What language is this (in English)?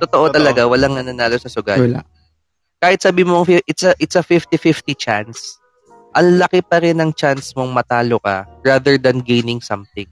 Filipino